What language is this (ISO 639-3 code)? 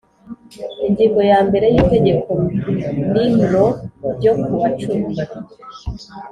kin